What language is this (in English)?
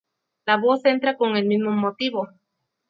Spanish